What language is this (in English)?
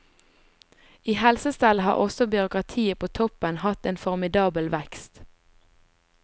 Norwegian